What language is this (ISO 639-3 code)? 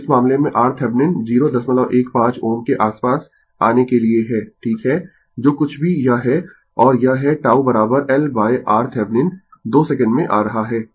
hin